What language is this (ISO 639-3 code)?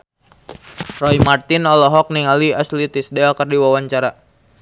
sun